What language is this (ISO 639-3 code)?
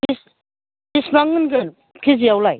brx